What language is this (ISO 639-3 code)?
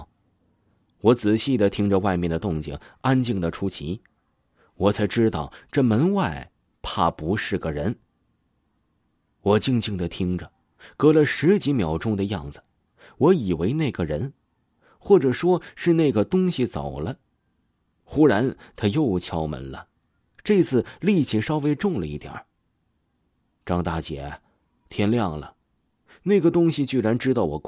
zho